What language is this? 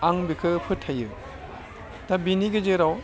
Bodo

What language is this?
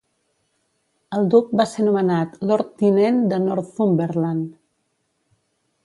Catalan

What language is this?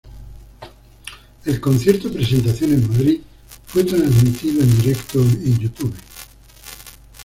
Spanish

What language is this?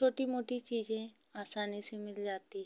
Hindi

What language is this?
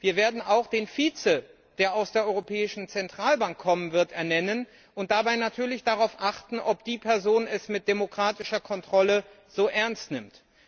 German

